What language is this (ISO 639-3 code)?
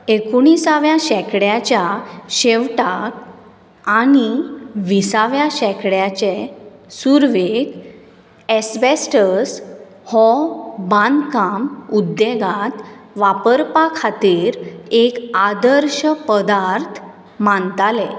kok